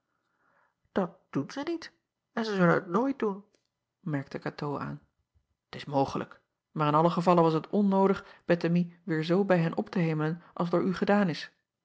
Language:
Dutch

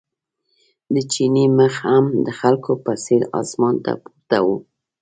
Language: Pashto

